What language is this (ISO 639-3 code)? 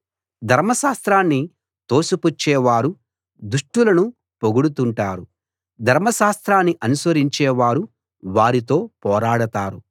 tel